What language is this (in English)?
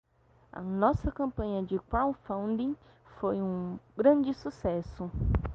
Portuguese